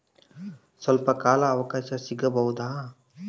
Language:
Kannada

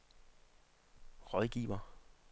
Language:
Danish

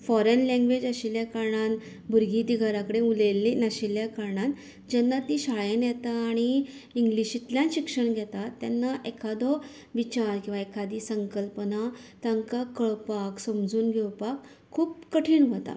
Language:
Konkani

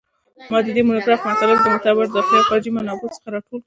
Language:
Pashto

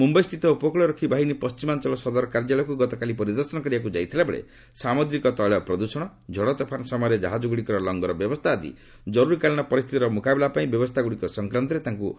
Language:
Odia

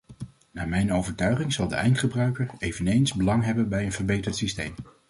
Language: Dutch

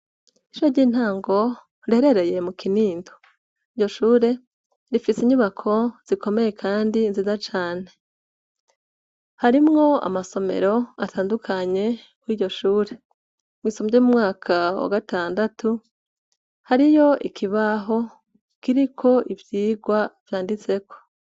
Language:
Rundi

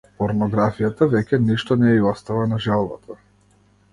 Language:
Macedonian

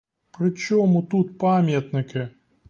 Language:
Ukrainian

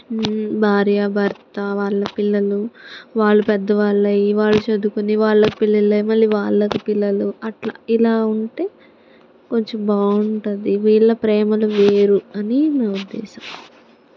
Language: Telugu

